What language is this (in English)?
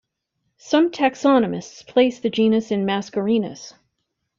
English